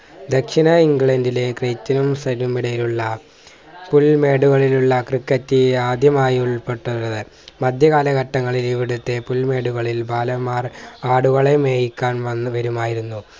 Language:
Malayalam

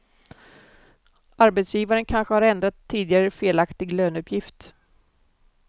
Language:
Swedish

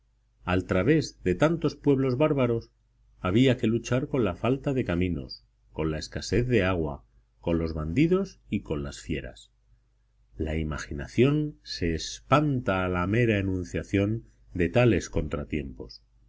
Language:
Spanish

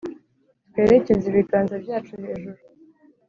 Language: Kinyarwanda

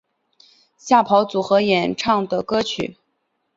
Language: Chinese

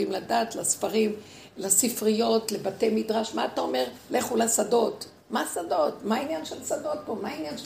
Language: Hebrew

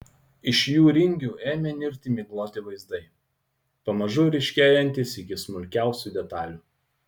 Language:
Lithuanian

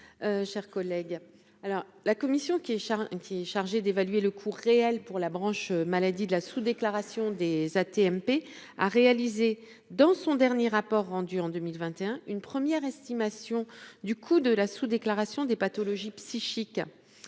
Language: French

